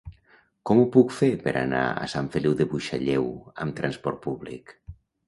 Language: Catalan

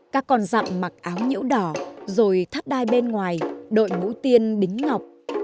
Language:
Vietnamese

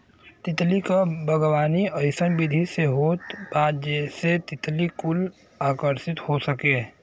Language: Bhojpuri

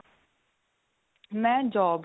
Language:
Punjabi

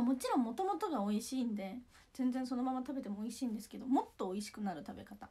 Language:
Japanese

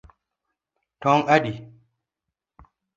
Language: Luo (Kenya and Tanzania)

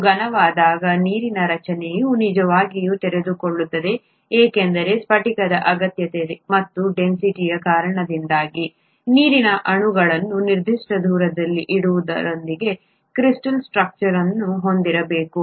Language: Kannada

